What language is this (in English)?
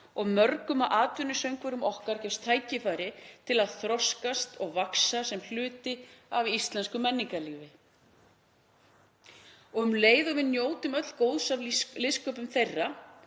Icelandic